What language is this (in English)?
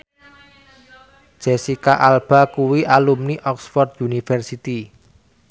Javanese